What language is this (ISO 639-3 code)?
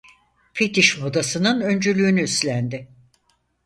tur